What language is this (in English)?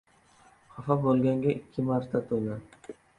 Uzbek